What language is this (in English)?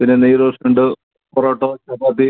Malayalam